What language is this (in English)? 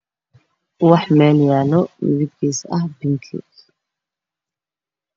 Somali